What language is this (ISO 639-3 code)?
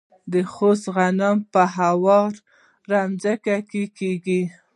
pus